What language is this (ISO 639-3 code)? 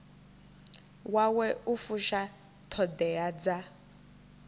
ven